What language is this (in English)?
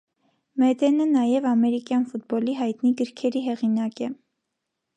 Armenian